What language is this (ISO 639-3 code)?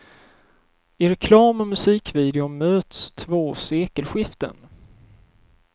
swe